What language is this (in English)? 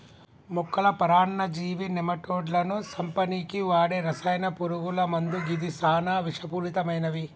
Telugu